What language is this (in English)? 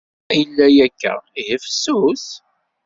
Kabyle